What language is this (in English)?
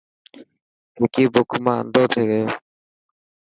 Dhatki